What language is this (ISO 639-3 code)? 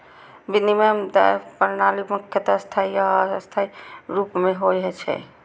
mai